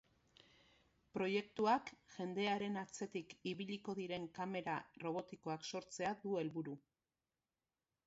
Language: Basque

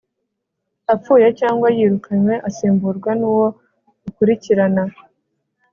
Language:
Kinyarwanda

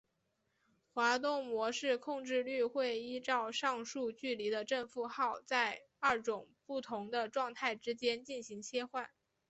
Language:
Chinese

